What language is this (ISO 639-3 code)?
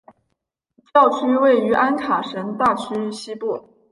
zho